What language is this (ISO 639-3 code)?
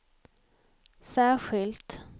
swe